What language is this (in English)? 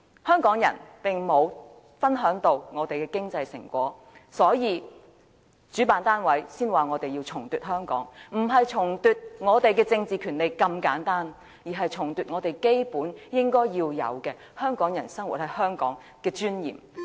Cantonese